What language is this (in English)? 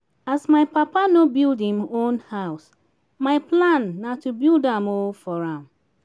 Nigerian Pidgin